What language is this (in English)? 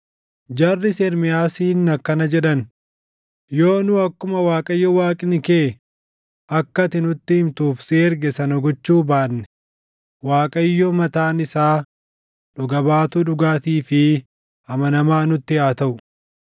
Oromo